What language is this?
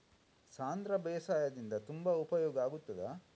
Kannada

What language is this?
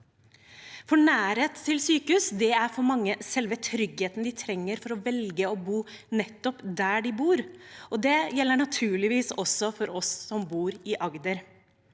Norwegian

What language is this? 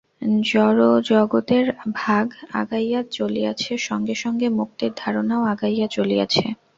Bangla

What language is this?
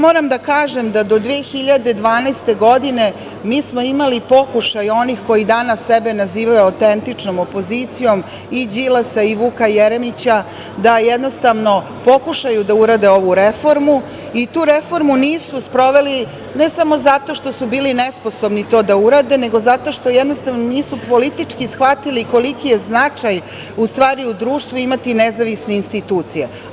Serbian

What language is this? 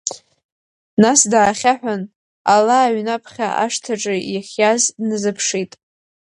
Abkhazian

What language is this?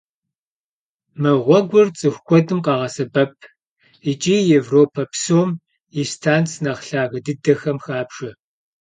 Kabardian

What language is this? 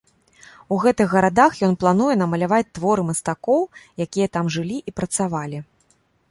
Belarusian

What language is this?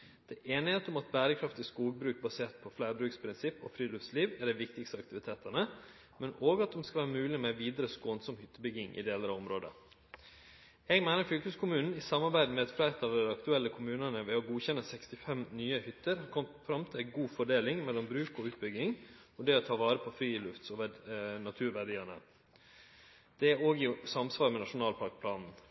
Norwegian Nynorsk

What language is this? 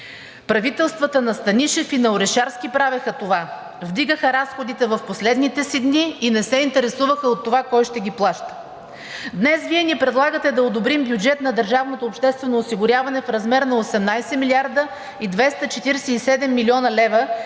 Bulgarian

